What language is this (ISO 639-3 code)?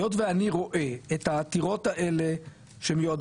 heb